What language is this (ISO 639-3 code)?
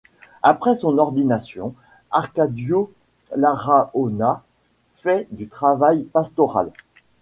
fra